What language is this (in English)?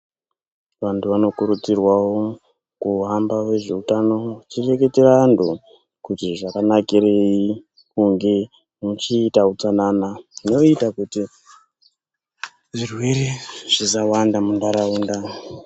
Ndau